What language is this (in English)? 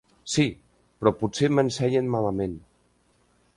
Catalan